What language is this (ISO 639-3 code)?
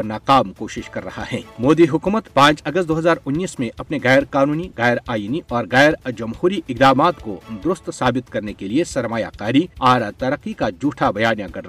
urd